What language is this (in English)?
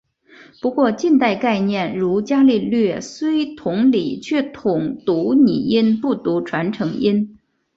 Chinese